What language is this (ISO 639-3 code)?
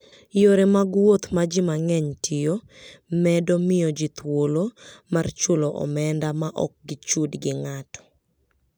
luo